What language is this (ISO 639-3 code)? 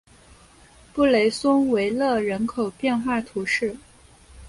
zho